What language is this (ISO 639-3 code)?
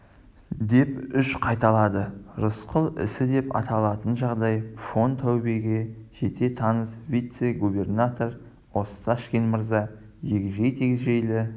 kaz